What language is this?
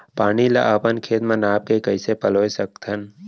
Chhattisgarhi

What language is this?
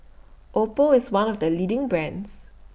English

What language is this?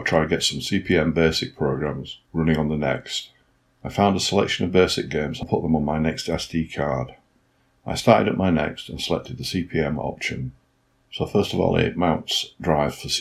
English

